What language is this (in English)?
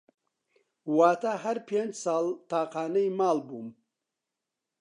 Central Kurdish